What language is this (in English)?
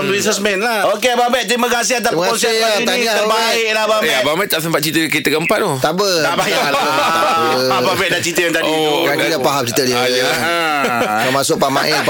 Malay